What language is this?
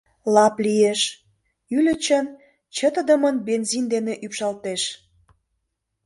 Mari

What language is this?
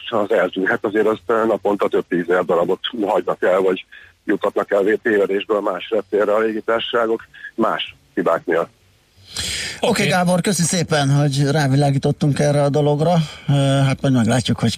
Hungarian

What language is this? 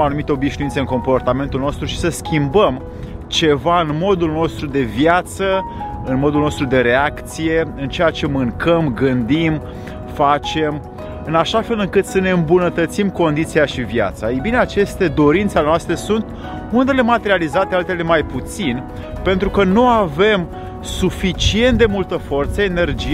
Romanian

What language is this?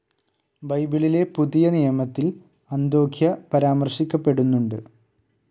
Malayalam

